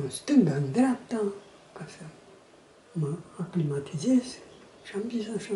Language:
Romanian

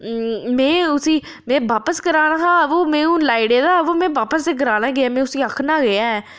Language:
Dogri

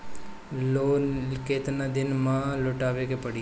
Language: Bhojpuri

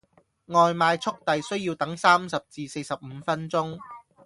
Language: Cantonese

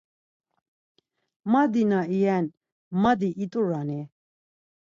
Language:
Laz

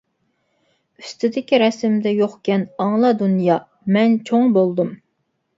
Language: Uyghur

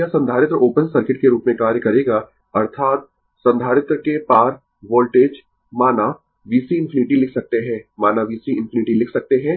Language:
Hindi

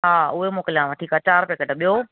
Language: Sindhi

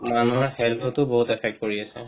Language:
Assamese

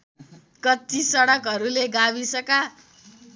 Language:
Nepali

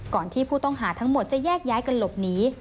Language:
Thai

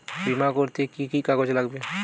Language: Bangla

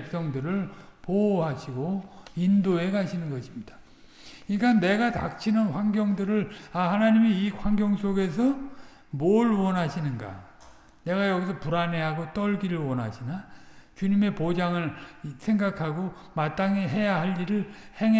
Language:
Korean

